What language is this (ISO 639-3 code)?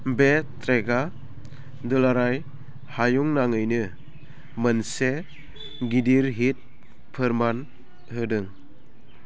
brx